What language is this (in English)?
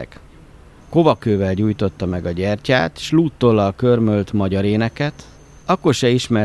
Hungarian